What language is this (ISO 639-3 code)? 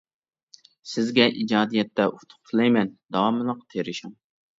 uig